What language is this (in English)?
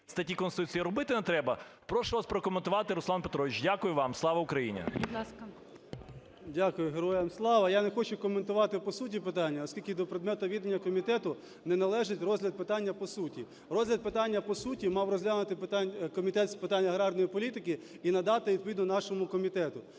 Ukrainian